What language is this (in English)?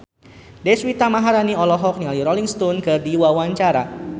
Sundanese